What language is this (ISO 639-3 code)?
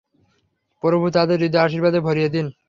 ben